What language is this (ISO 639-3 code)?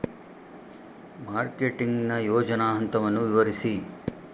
kan